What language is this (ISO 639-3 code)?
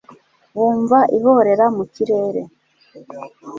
kin